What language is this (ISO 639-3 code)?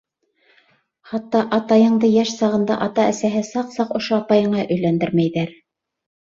bak